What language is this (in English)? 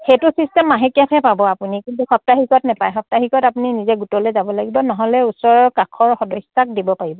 Assamese